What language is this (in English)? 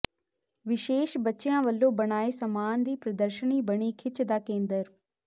Punjabi